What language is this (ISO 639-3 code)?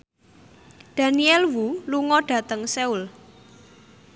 jav